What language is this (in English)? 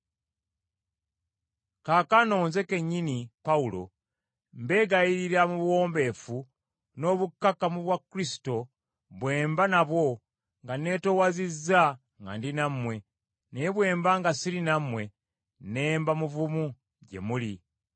Ganda